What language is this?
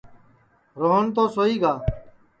Sansi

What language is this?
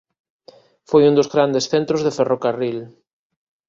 Galician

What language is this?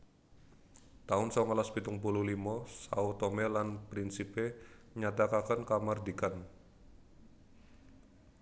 Javanese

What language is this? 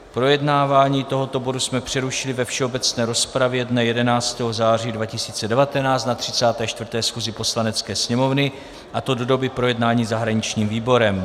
Czech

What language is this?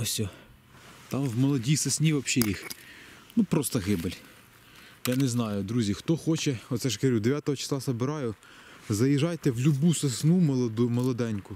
Ukrainian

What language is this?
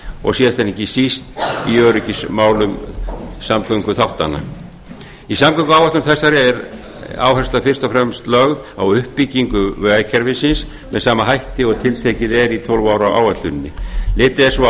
Icelandic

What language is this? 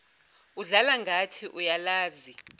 Zulu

